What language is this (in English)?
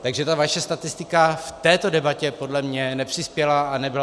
Czech